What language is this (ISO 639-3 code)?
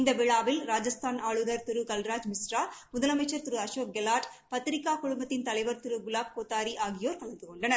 tam